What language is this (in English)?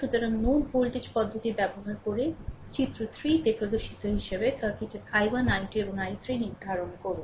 Bangla